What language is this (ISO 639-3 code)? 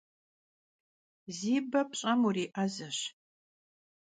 kbd